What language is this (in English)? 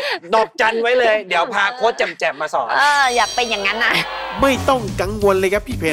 Thai